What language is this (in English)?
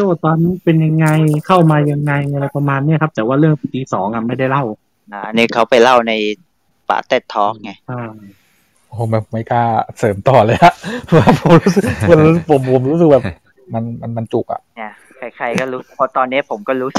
Thai